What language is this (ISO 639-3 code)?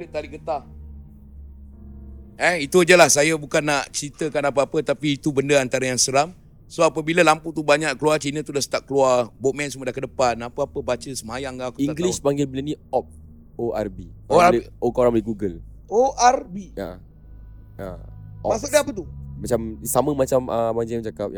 msa